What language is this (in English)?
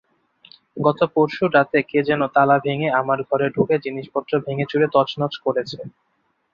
Bangla